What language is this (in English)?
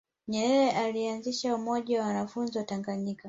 Swahili